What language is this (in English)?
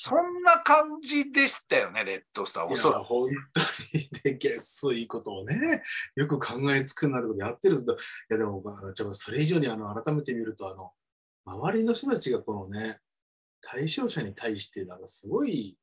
Japanese